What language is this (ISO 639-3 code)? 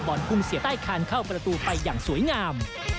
tha